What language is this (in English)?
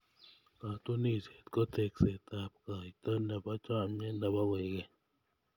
Kalenjin